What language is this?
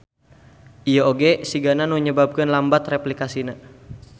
Sundanese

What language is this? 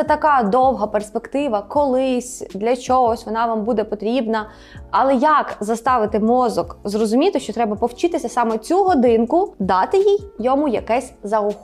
Ukrainian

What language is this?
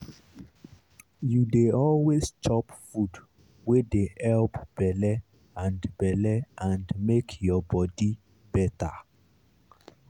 Nigerian Pidgin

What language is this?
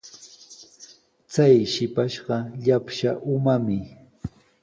Sihuas Ancash Quechua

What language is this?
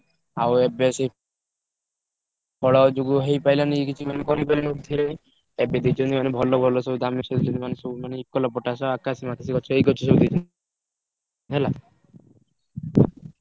Odia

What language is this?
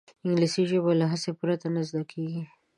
Pashto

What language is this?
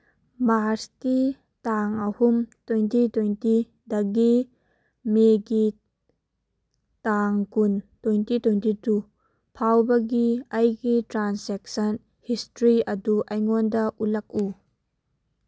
Manipuri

